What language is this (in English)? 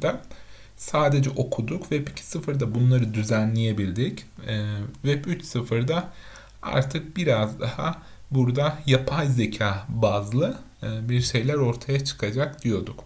Turkish